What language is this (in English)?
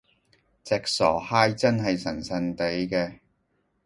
Cantonese